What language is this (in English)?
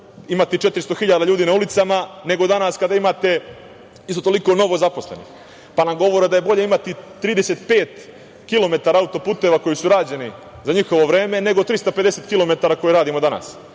Serbian